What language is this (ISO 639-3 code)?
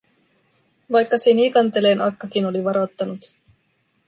fin